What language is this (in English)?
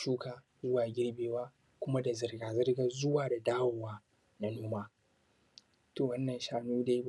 Hausa